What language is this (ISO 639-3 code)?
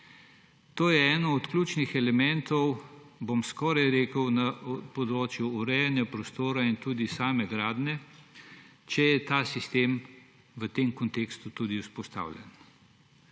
slv